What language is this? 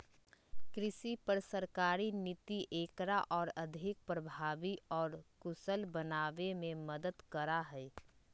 Magahi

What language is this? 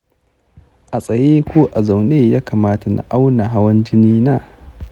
Hausa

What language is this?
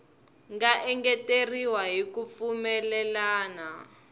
Tsonga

